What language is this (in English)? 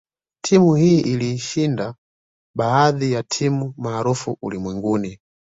Swahili